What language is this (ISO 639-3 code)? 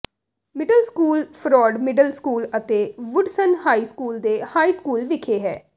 pan